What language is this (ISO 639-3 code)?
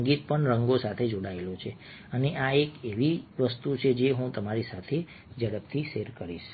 guj